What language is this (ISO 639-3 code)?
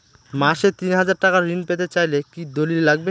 ben